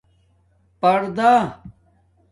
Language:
Domaaki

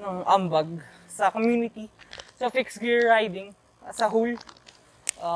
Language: Filipino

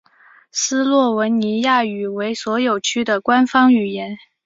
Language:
Chinese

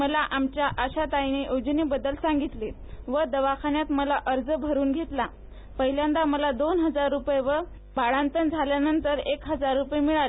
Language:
Marathi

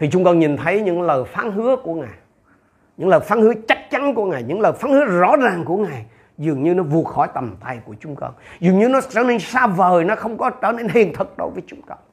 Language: Vietnamese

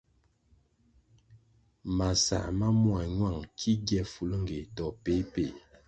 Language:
Kwasio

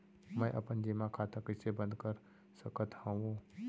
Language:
Chhattisgarhi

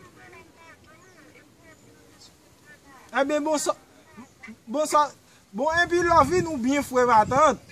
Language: French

